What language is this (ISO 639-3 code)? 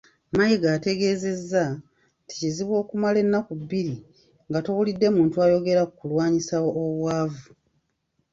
lug